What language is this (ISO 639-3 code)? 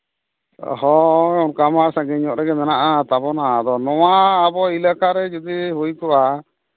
sat